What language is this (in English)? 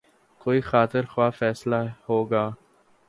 Urdu